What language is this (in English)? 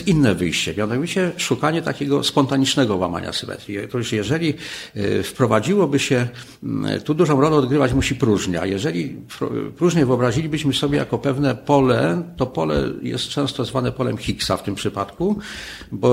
Polish